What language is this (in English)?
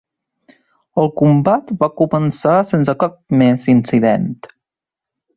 Catalan